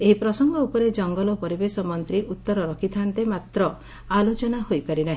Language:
Odia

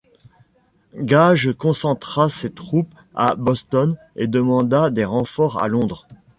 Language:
French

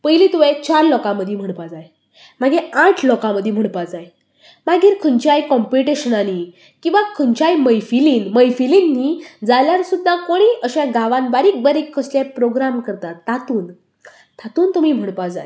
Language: Konkani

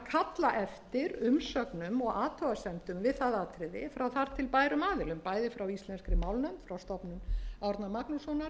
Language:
Icelandic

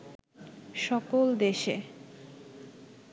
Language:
Bangla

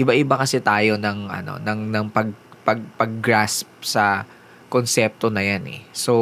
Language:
Filipino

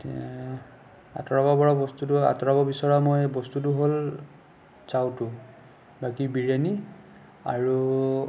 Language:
Assamese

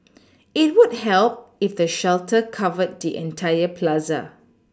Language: English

